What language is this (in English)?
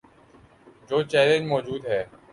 Urdu